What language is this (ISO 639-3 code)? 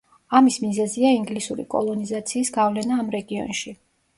kat